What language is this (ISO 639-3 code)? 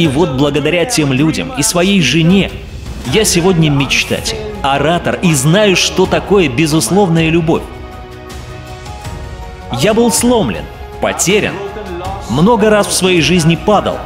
rus